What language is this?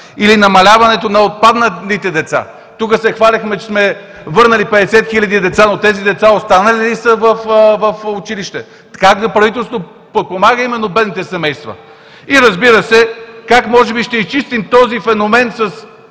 Bulgarian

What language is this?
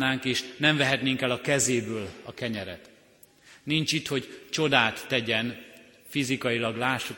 Hungarian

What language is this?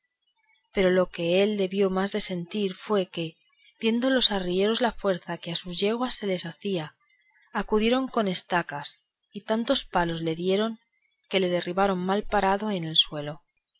Spanish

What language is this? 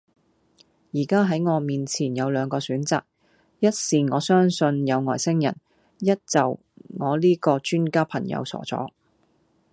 Cantonese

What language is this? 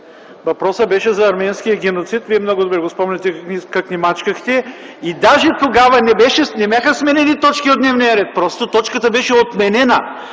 Bulgarian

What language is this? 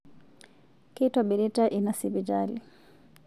Masai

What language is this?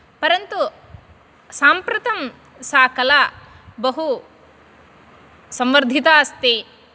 Sanskrit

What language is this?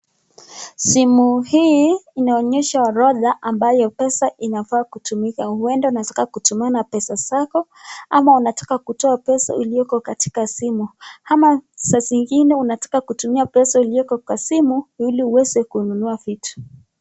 Swahili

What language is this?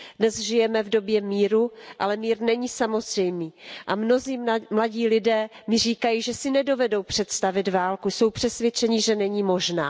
Czech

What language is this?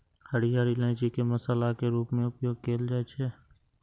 Maithili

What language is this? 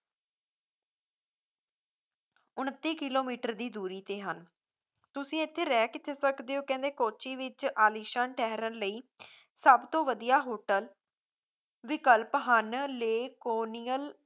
Punjabi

